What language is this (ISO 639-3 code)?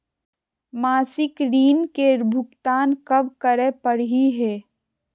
mag